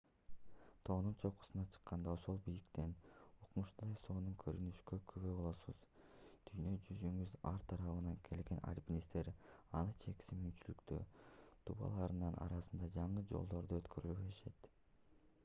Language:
Kyrgyz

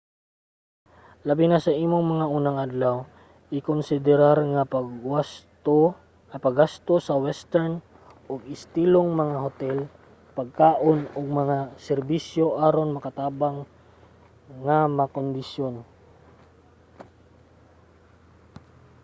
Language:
Cebuano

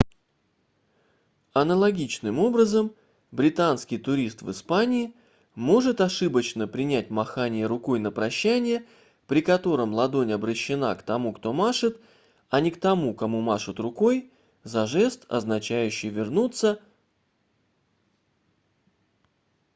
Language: Russian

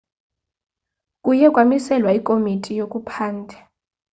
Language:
Xhosa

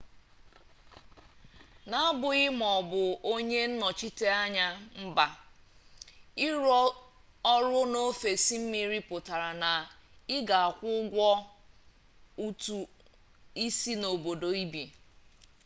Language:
Igbo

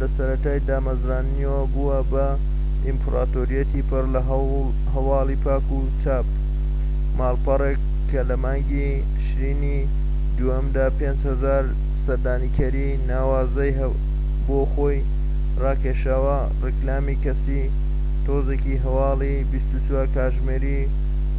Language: Central Kurdish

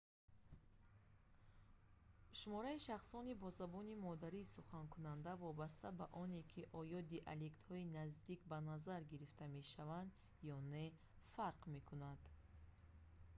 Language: Tajik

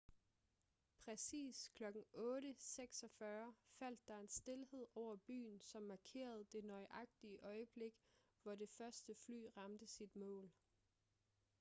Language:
Danish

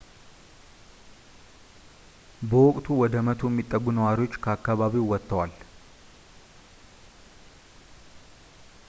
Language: Amharic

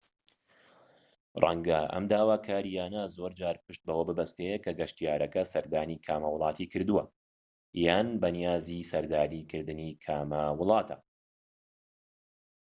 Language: Central Kurdish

